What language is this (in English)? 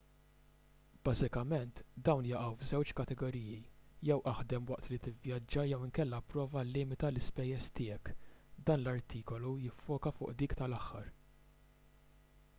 Maltese